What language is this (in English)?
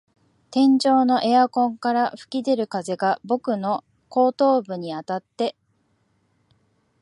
Japanese